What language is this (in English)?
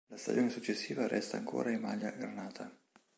Italian